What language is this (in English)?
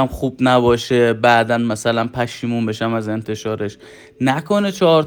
Persian